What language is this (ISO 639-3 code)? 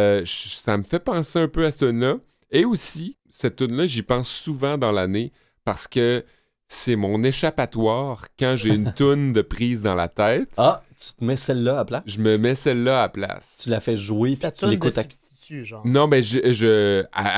fra